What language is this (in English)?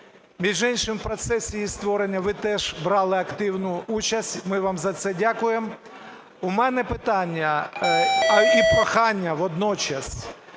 Ukrainian